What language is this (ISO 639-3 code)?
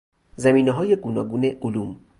fas